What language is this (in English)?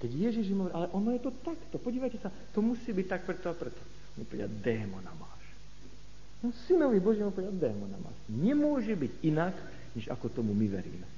Slovak